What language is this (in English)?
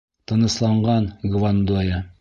Bashkir